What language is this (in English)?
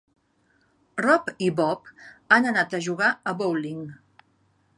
Catalan